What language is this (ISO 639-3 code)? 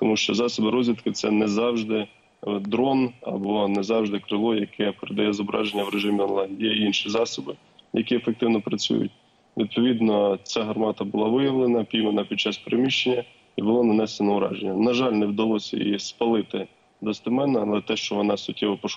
ukr